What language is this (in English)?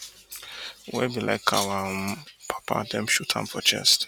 Nigerian Pidgin